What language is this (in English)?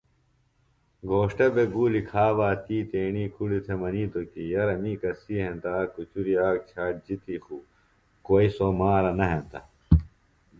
Phalura